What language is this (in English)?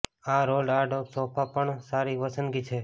Gujarati